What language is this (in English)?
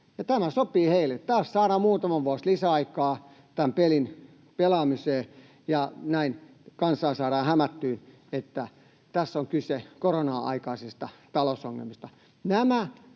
Finnish